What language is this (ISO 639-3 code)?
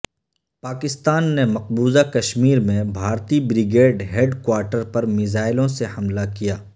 urd